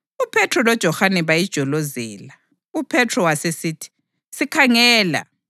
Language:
North Ndebele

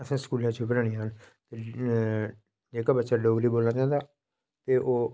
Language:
Dogri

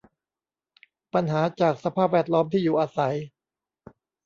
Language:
Thai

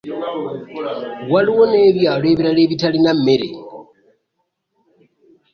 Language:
Ganda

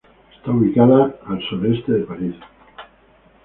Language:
Spanish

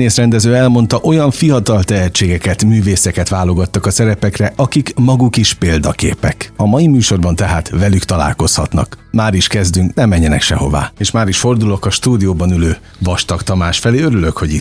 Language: Hungarian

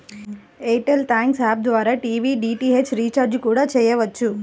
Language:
Telugu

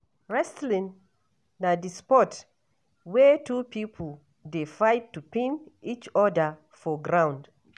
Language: Nigerian Pidgin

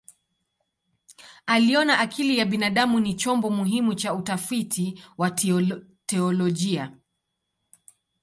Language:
Swahili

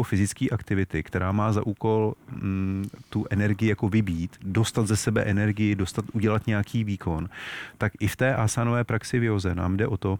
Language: Czech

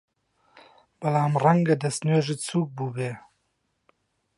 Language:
Central Kurdish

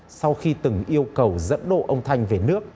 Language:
Vietnamese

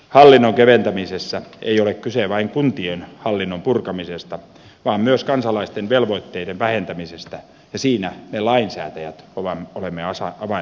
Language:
Finnish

